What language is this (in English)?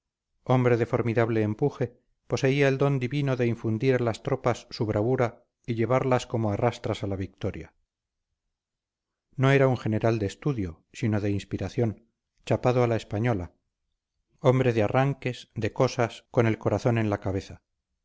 Spanish